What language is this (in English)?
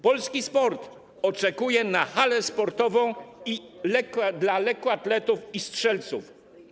Polish